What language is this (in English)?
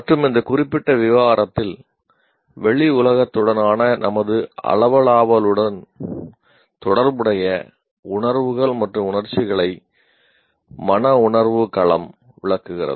Tamil